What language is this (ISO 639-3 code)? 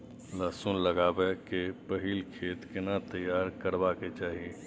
mai